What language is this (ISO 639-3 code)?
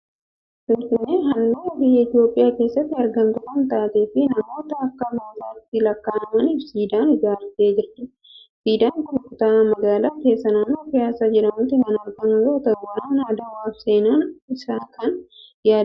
orm